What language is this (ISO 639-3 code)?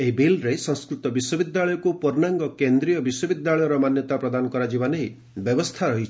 ori